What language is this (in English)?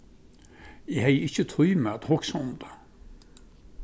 Faroese